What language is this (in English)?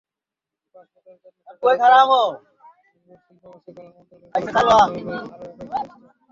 Bangla